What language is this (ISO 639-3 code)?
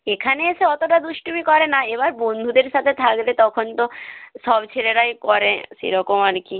ben